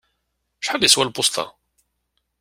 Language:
Kabyle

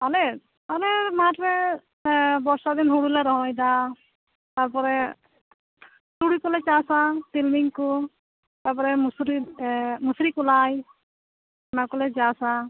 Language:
Santali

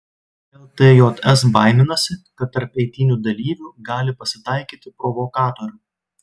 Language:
Lithuanian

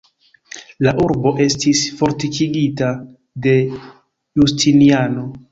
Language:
Esperanto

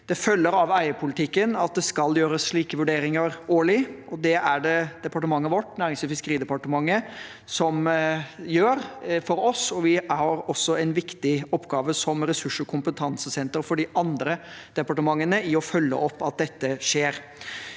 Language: Norwegian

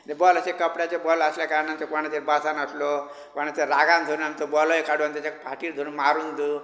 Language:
Konkani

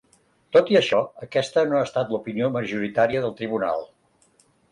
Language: Catalan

